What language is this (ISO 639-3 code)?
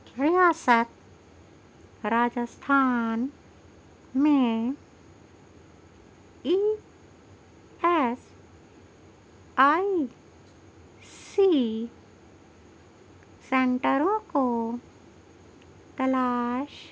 urd